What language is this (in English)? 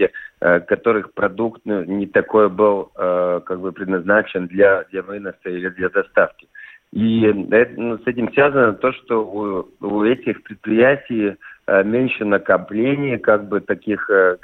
Russian